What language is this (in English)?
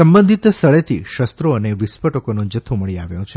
Gujarati